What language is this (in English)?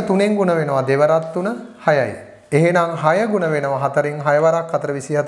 Hindi